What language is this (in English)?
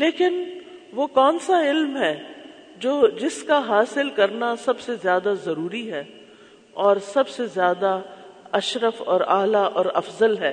Urdu